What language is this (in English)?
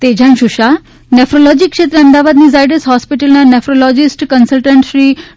Gujarati